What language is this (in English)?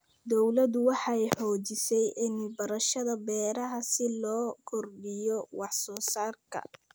Somali